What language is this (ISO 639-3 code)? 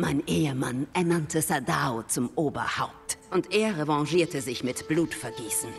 deu